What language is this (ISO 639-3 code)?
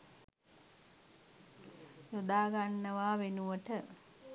sin